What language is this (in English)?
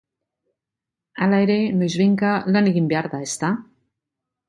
Basque